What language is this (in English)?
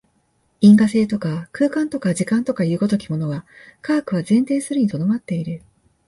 Japanese